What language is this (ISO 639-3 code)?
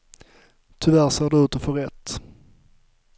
swe